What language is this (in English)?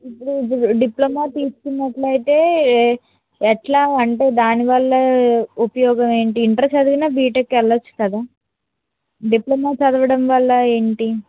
Telugu